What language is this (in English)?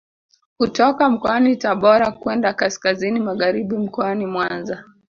Swahili